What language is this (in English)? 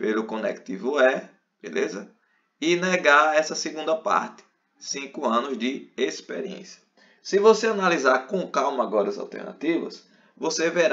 Portuguese